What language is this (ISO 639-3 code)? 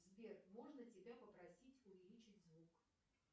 rus